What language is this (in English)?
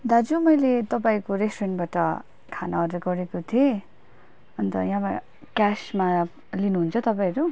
Nepali